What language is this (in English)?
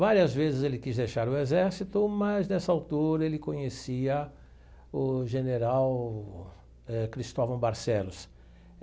Portuguese